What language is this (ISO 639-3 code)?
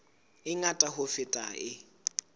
sot